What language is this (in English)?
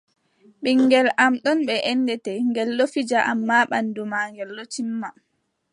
Adamawa Fulfulde